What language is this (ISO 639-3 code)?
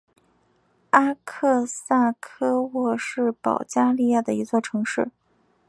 zho